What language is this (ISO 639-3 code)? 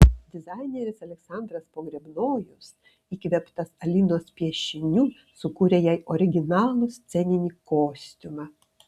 lit